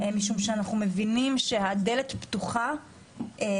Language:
Hebrew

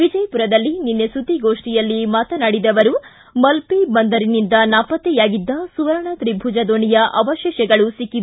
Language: Kannada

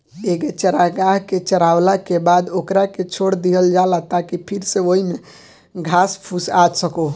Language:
Bhojpuri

